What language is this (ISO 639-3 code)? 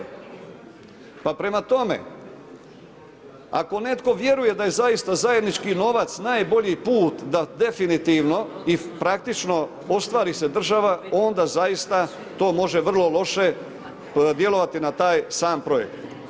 hrv